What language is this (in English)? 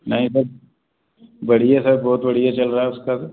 Hindi